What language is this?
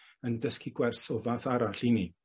Welsh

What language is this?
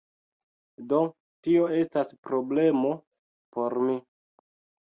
Esperanto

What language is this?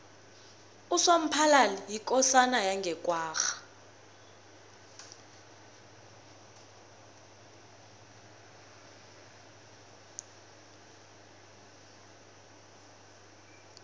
South Ndebele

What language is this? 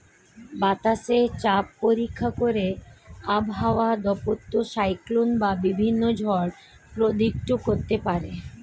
Bangla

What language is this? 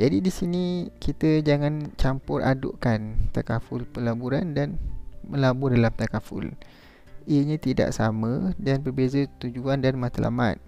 Malay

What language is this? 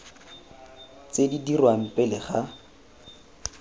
Tswana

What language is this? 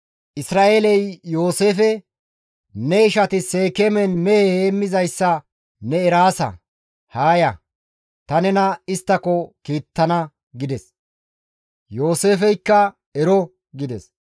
Gamo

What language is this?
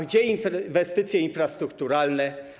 Polish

